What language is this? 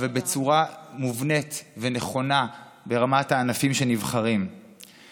Hebrew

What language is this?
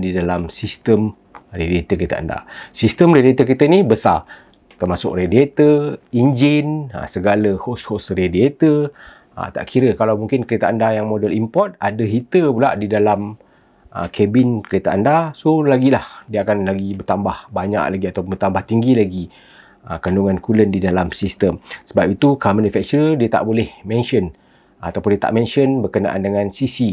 Malay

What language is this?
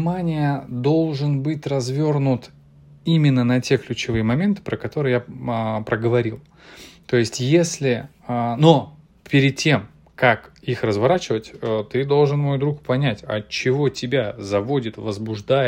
Russian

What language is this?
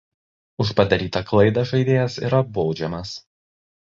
Lithuanian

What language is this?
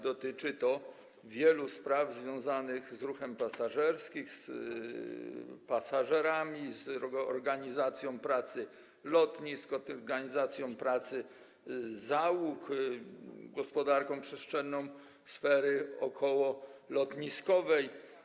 Polish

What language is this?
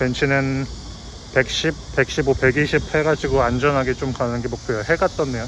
Korean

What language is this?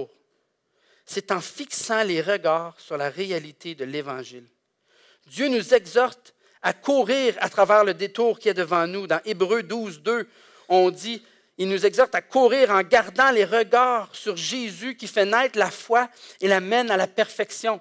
French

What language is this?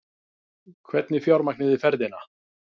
Icelandic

